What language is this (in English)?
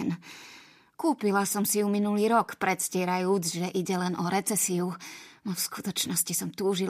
Slovak